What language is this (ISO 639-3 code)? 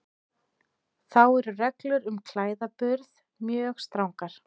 isl